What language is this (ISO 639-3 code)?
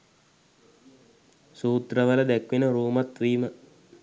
sin